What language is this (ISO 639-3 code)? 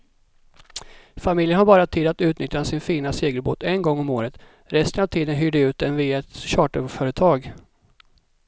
swe